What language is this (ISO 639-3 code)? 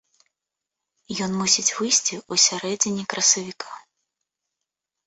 bel